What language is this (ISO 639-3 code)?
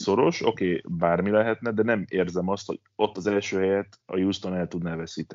hun